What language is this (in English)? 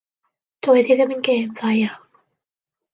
Welsh